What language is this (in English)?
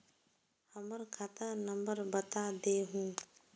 Magahi